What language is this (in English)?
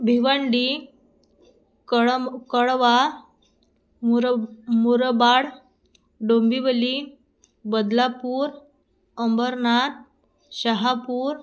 Marathi